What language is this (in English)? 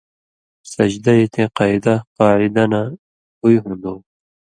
Indus Kohistani